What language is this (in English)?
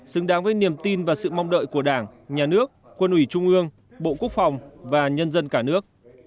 Vietnamese